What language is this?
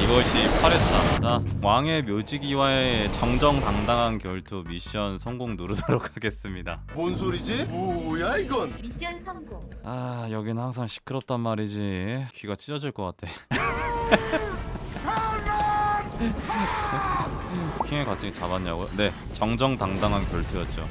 Korean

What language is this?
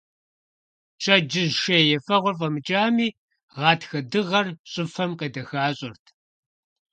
Kabardian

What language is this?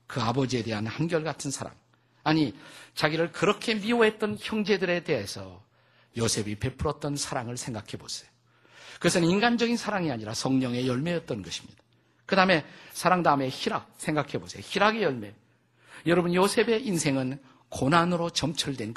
Korean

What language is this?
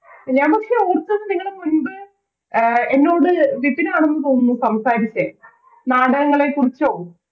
Malayalam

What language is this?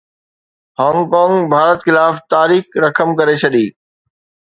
Sindhi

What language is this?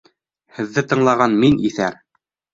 Bashkir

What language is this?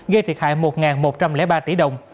Vietnamese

